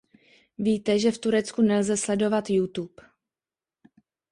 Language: Czech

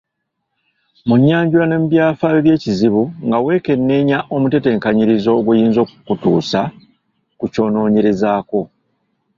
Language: Ganda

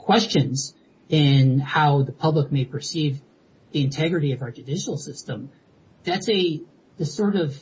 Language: English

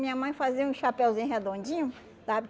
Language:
Portuguese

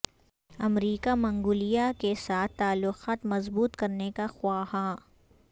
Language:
Urdu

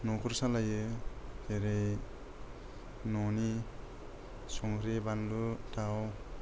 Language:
Bodo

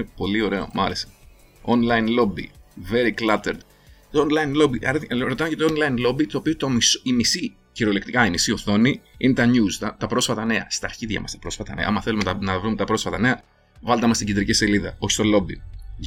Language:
Greek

